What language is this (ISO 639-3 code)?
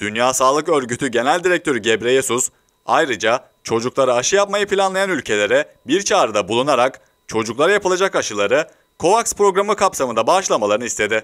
tur